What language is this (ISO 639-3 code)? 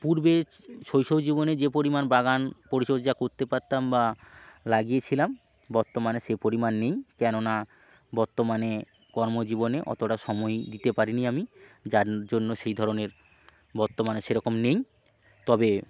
ben